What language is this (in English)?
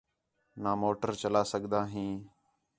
Khetrani